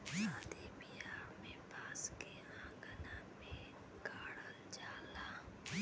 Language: Bhojpuri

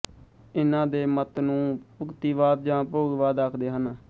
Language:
Punjabi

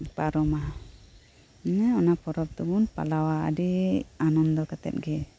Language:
Santali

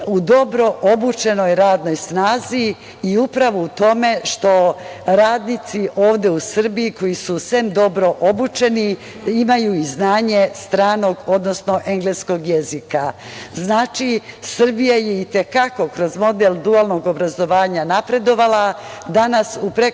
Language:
Serbian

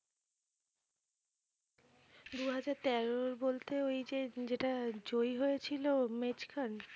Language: Bangla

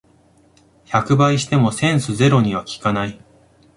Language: Japanese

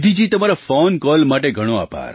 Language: Gujarati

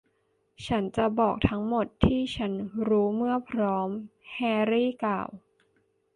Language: Thai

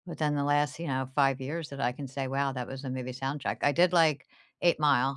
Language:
English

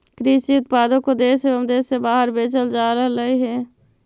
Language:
Magahi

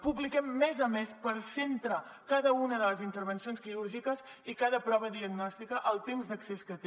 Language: Catalan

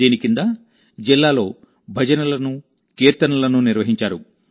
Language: Telugu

